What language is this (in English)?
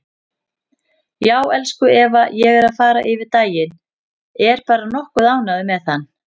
Icelandic